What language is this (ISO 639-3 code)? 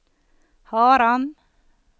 nor